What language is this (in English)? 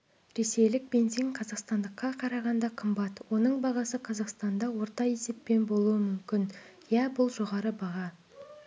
Kazakh